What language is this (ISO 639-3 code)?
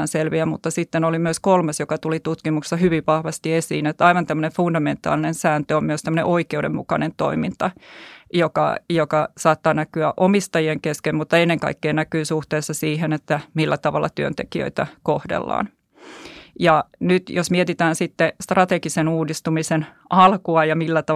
fin